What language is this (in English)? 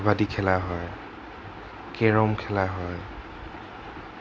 Assamese